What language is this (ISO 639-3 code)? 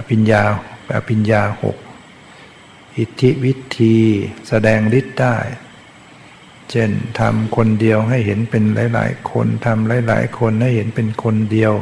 tha